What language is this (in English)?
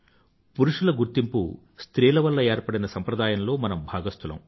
Telugu